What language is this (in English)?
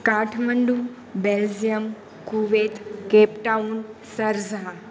Gujarati